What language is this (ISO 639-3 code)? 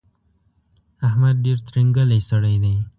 pus